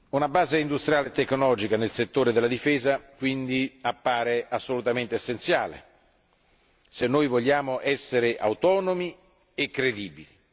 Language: Italian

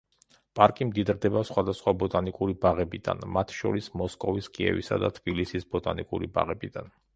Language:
Georgian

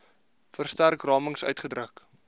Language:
Afrikaans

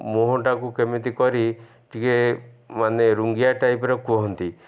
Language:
Odia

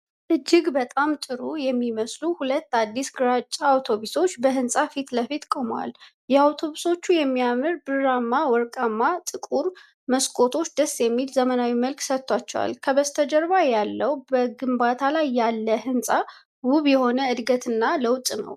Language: Amharic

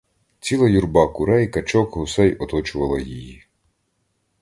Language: Ukrainian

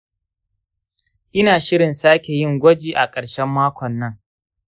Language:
Hausa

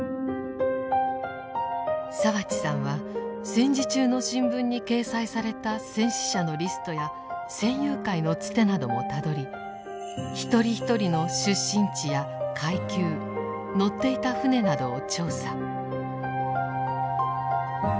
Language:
Japanese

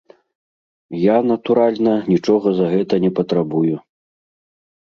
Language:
Belarusian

